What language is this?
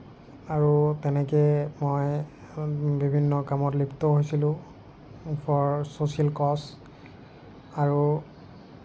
Assamese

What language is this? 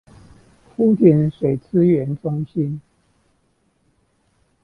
Chinese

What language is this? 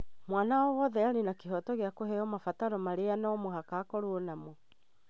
Kikuyu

